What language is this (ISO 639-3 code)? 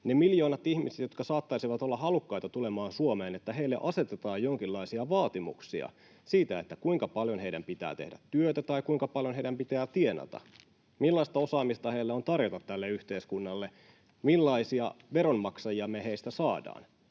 fin